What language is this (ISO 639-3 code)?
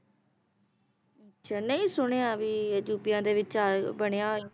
pan